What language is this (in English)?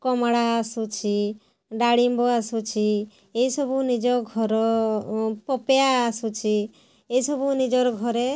Odia